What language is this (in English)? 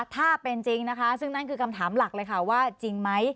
Thai